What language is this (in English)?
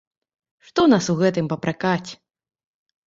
Belarusian